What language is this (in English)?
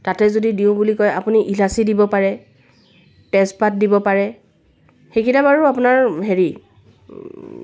Assamese